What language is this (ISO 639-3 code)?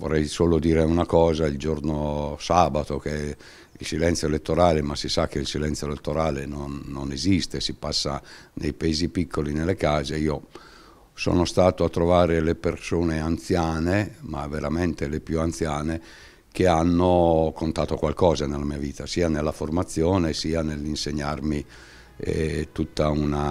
ita